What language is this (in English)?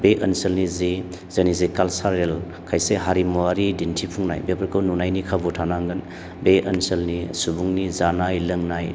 Bodo